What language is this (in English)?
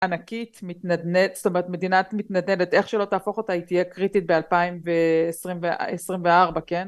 Hebrew